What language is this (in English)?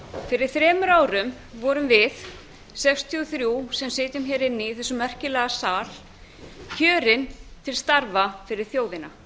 Icelandic